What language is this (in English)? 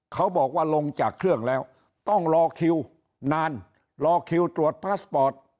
Thai